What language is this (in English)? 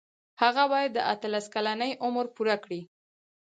Pashto